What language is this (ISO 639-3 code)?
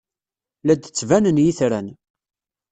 kab